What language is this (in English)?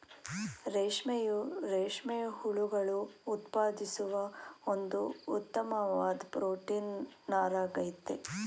Kannada